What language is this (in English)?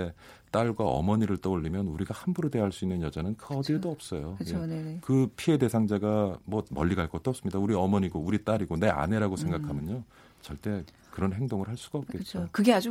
Korean